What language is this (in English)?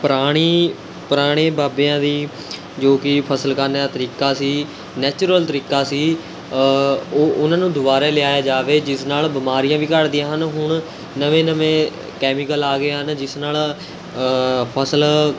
Punjabi